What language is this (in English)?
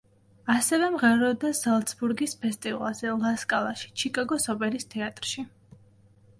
Georgian